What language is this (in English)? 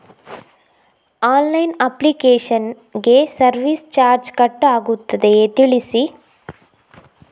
Kannada